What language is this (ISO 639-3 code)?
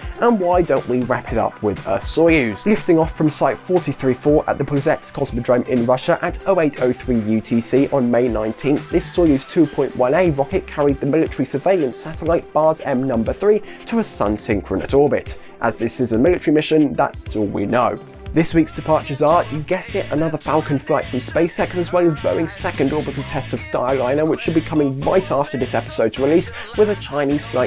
eng